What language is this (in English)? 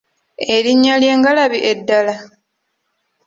Ganda